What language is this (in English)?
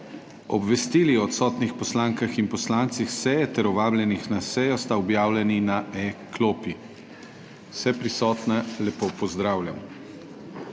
Slovenian